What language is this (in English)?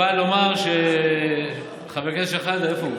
Hebrew